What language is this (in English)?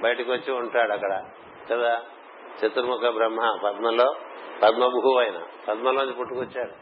Telugu